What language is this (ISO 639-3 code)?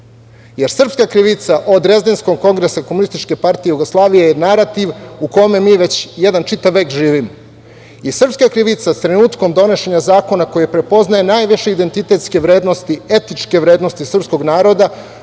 srp